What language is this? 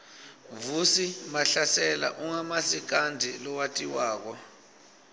Swati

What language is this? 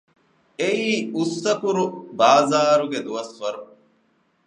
Divehi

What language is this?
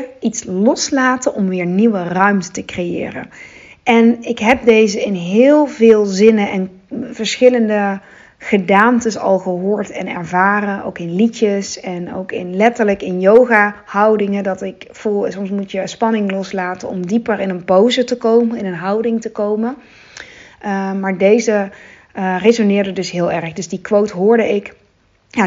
Dutch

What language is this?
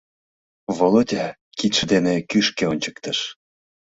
Mari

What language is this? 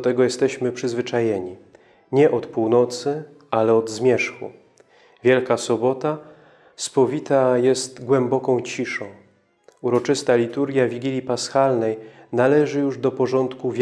Polish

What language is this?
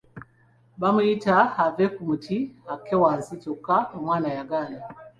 Ganda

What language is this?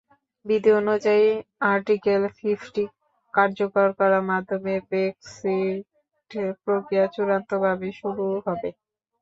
Bangla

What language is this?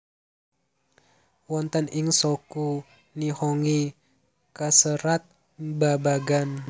Javanese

